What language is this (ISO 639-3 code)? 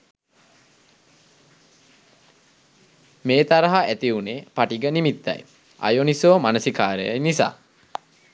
sin